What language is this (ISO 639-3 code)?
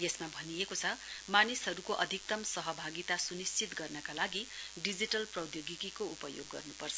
nep